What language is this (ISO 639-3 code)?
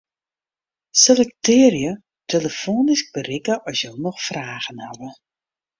fry